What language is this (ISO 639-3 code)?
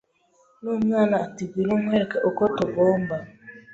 kin